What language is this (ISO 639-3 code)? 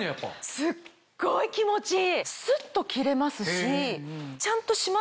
jpn